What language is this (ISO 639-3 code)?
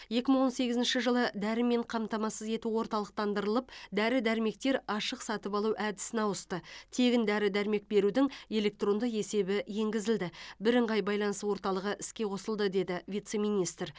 kaz